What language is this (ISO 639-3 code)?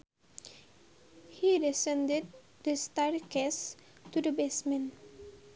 sun